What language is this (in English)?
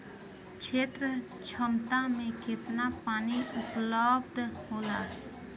Bhojpuri